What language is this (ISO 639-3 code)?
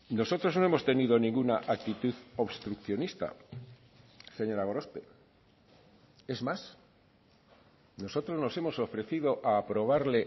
spa